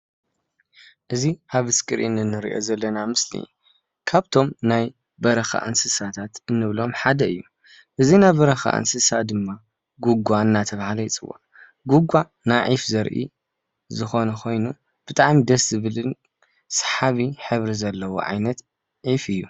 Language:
Tigrinya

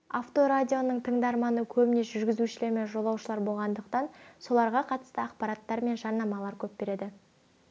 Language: Kazakh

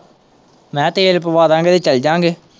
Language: Punjabi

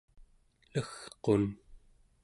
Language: Central Yupik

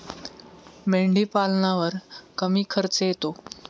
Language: Marathi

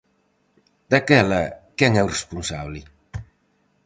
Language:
Galician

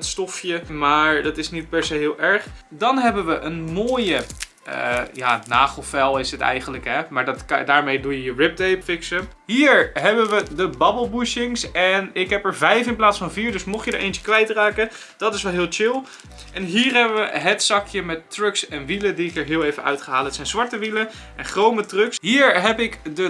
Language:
Dutch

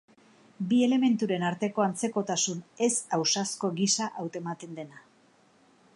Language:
Basque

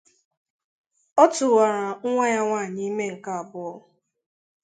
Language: Igbo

